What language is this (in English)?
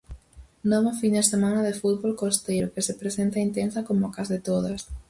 Galician